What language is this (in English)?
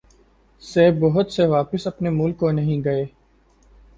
Urdu